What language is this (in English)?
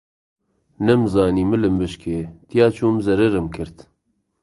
Central Kurdish